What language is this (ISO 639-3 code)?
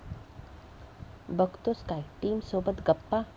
mar